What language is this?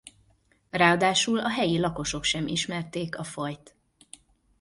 Hungarian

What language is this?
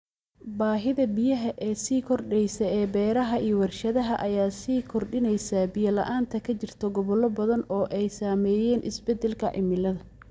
Somali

